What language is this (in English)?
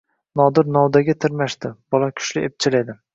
Uzbek